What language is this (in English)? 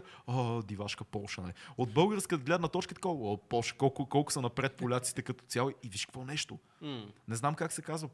Bulgarian